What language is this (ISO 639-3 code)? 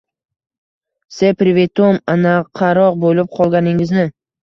uzb